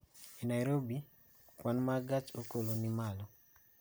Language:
Luo (Kenya and Tanzania)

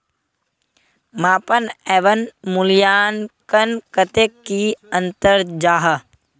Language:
Magahi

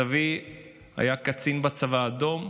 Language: Hebrew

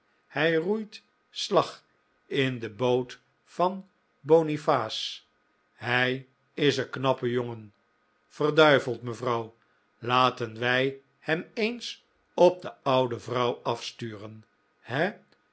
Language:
Dutch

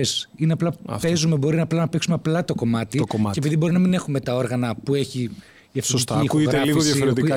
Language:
Greek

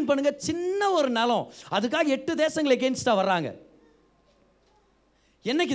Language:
Tamil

